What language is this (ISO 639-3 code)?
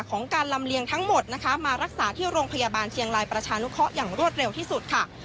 tha